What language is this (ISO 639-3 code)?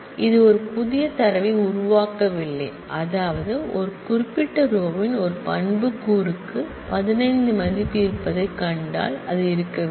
tam